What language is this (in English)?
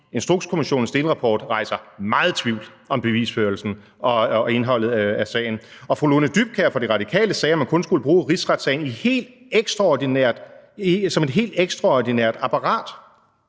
Danish